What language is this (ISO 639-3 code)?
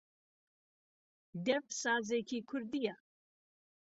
ckb